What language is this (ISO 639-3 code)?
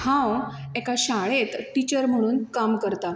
kok